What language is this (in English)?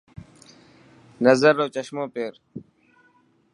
Dhatki